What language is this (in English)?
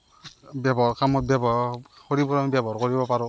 Assamese